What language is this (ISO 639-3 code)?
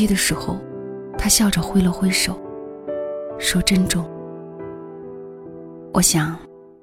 zho